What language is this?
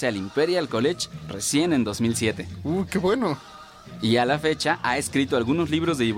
Spanish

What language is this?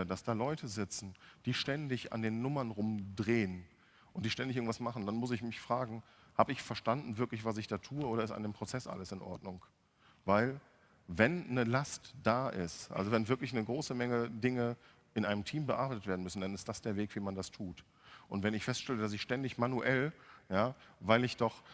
German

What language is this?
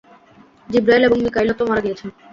Bangla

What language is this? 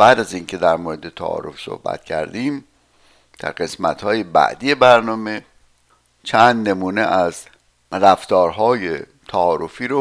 Persian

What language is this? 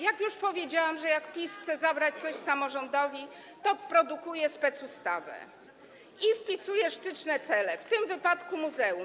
Polish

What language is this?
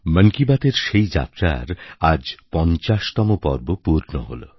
Bangla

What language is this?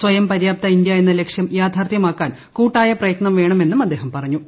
Malayalam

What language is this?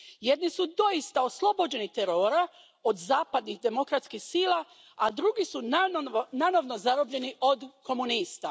Croatian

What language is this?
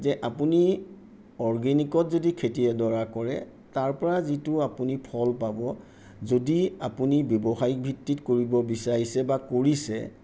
Assamese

